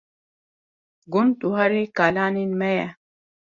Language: Kurdish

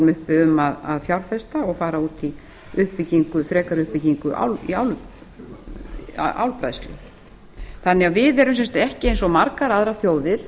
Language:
Icelandic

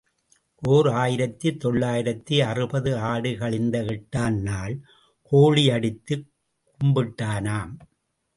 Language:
Tamil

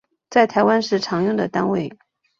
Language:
Chinese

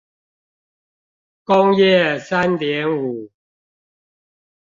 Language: Chinese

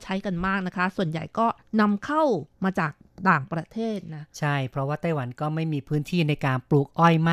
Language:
Thai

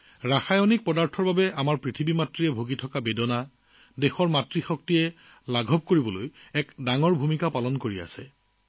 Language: Assamese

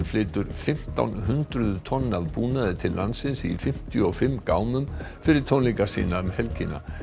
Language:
Icelandic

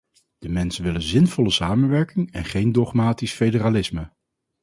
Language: Dutch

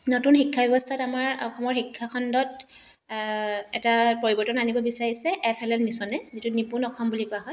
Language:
Assamese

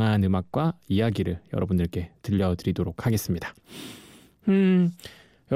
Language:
Korean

